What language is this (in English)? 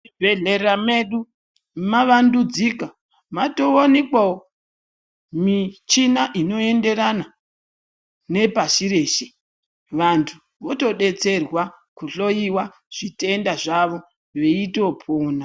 Ndau